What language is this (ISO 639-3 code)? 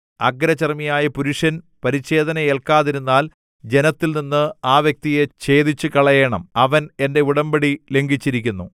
mal